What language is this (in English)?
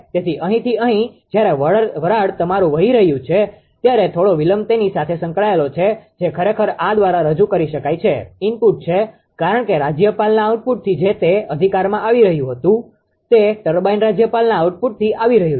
Gujarati